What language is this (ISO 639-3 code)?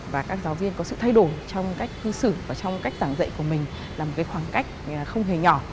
vie